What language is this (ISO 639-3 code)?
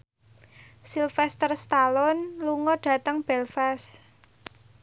jav